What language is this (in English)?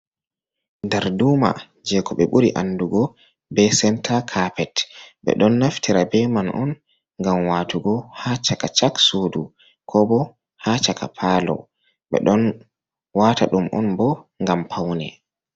Fula